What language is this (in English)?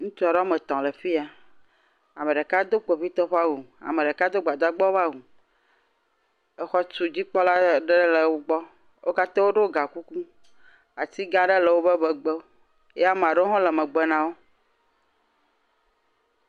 Ewe